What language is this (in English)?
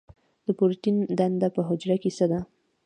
Pashto